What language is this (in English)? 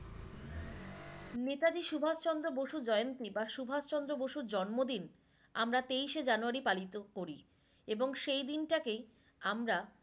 Bangla